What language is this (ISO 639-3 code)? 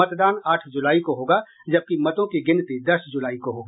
hin